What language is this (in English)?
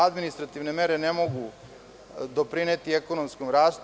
Serbian